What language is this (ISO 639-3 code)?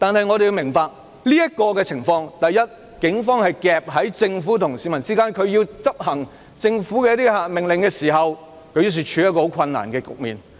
yue